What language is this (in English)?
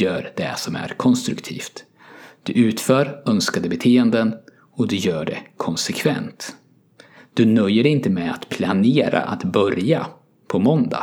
Swedish